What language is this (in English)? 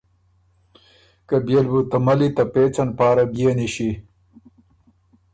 Ormuri